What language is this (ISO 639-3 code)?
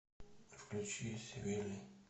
rus